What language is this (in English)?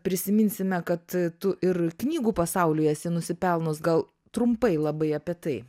Lithuanian